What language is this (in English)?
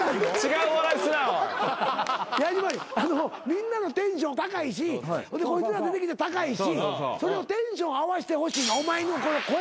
Japanese